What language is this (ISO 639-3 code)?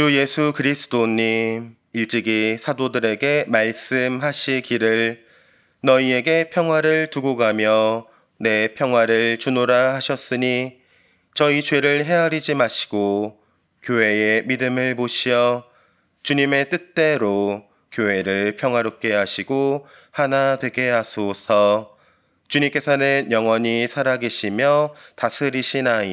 kor